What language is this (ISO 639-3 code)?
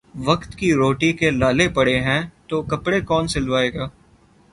urd